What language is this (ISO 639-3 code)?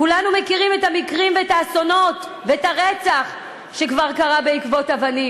heb